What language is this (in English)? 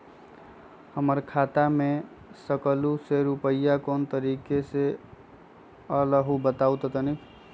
Magahi